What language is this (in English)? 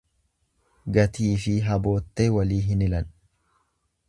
Oromo